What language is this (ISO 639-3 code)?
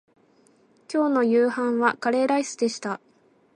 jpn